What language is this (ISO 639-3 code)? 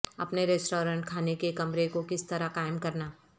urd